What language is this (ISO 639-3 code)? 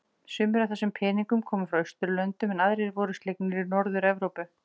isl